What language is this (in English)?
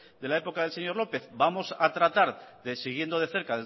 Spanish